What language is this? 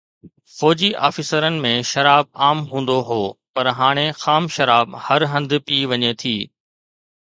Sindhi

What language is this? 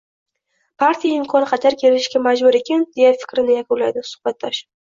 Uzbek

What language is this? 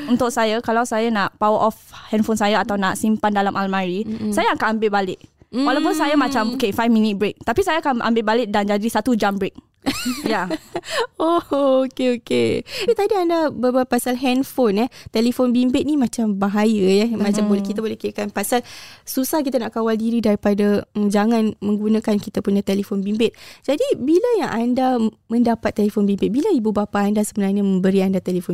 Malay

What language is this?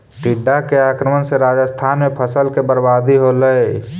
Magahi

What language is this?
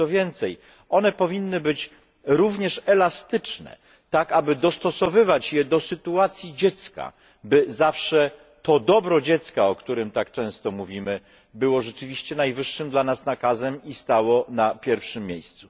Polish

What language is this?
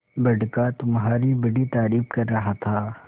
Hindi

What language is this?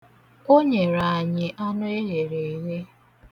Igbo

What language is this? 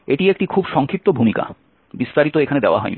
Bangla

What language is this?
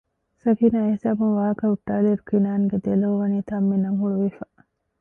Divehi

